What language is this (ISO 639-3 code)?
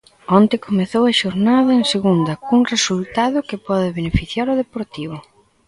glg